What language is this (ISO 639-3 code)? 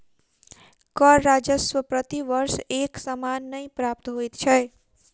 mai